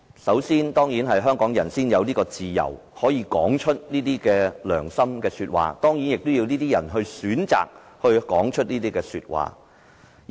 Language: Cantonese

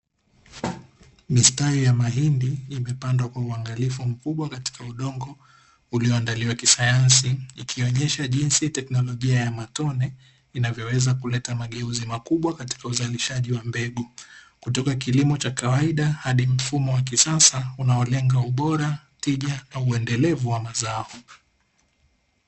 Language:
Swahili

